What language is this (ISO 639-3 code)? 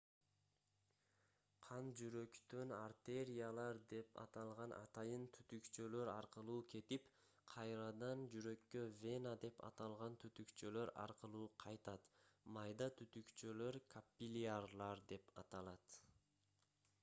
kir